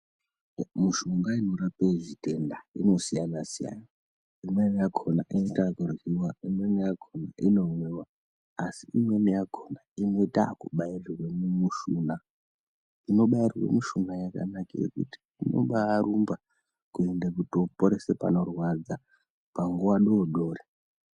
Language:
Ndau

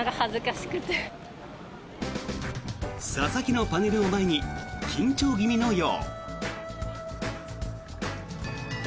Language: Japanese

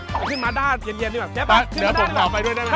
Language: Thai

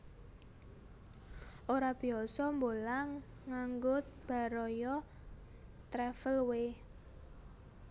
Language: Javanese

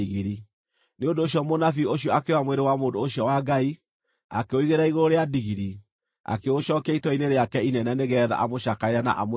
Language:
Kikuyu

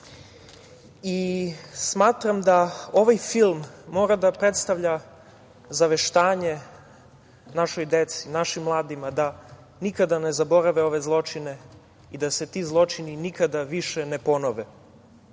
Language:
Serbian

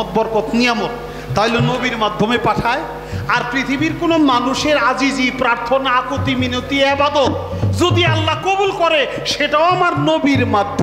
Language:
Bangla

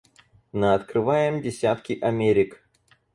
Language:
Russian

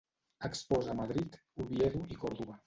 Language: Catalan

